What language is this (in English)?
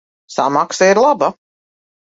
Latvian